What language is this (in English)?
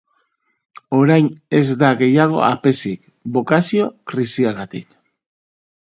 Basque